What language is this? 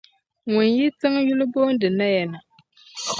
Dagbani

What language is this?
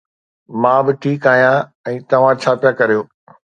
Sindhi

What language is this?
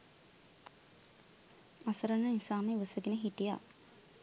Sinhala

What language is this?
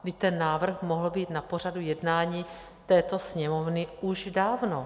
Czech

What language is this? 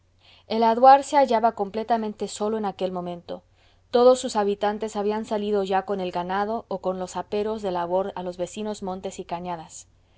Spanish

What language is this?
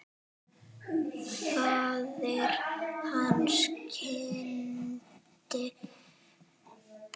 Icelandic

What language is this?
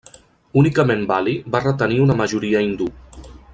Catalan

